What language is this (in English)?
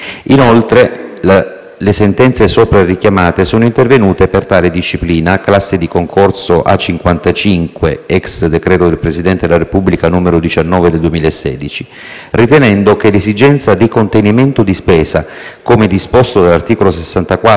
Italian